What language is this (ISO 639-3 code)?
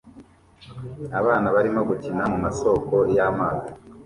kin